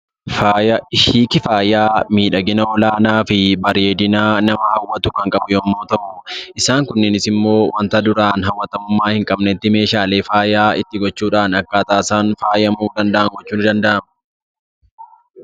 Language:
Oromo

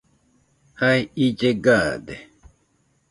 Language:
Nüpode Huitoto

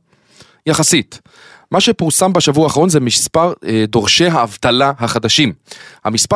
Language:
Hebrew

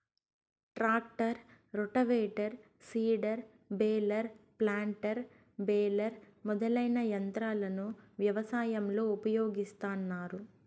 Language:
Telugu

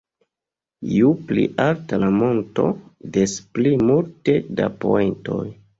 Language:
Esperanto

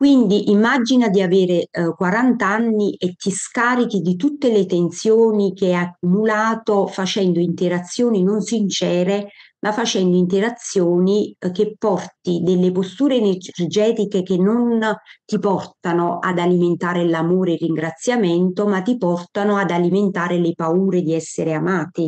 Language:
Italian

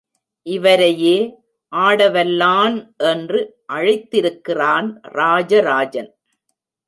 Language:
Tamil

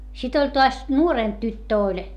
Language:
Finnish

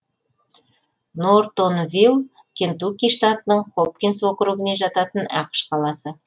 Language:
Kazakh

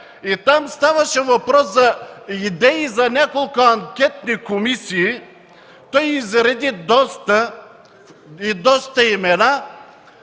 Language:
Bulgarian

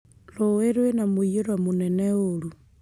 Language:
Kikuyu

